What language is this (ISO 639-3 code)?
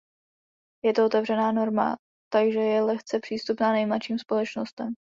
ces